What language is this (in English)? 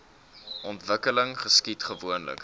Afrikaans